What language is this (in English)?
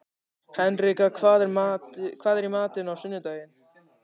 Icelandic